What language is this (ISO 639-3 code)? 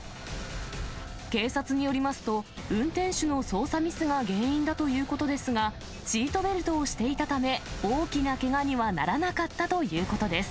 jpn